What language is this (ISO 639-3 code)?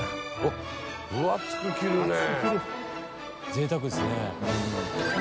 jpn